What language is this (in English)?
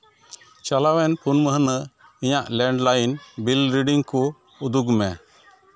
Santali